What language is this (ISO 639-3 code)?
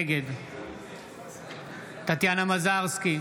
heb